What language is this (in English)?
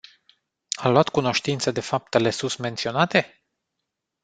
Romanian